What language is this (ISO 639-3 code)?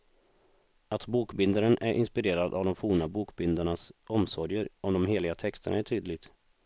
swe